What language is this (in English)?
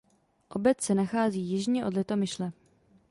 Czech